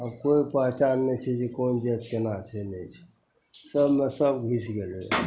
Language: Maithili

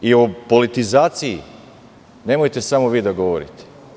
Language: Serbian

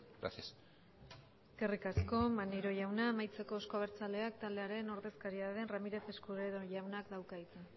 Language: Basque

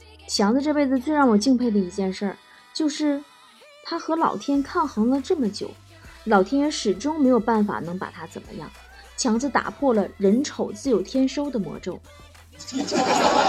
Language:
Chinese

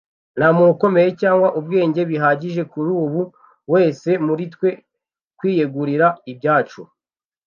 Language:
Kinyarwanda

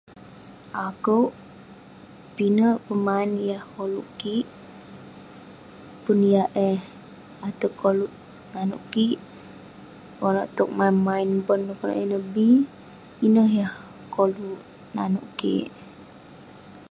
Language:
Western Penan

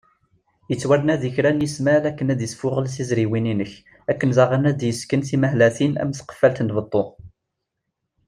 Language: Kabyle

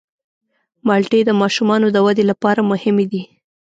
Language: Pashto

